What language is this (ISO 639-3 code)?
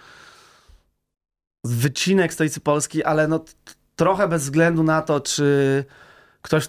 pol